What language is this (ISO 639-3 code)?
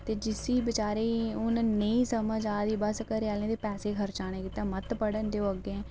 doi